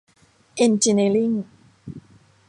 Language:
Thai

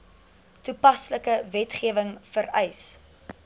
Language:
Afrikaans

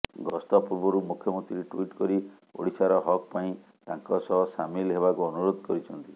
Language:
Odia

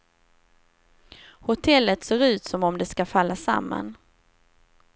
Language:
Swedish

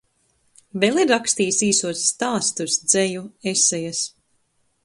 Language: Latvian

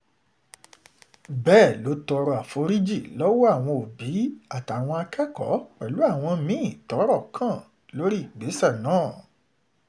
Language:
Yoruba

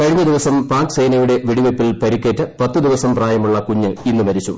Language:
Malayalam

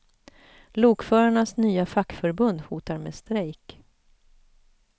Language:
Swedish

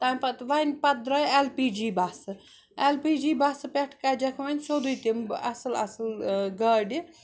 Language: Kashmiri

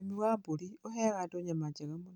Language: Kikuyu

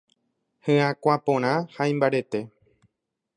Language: Guarani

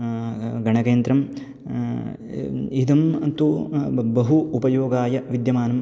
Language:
Sanskrit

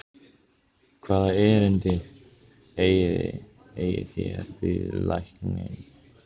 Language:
Icelandic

